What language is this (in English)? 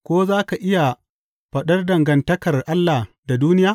Hausa